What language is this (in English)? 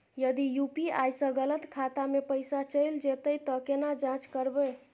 Maithili